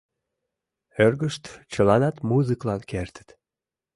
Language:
Mari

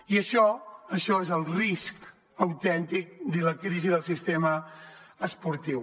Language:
Catalan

